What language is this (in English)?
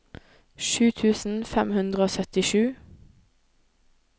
Norwegian